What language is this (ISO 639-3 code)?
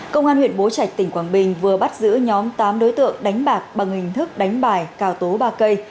vie